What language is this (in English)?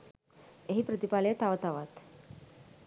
Sinhala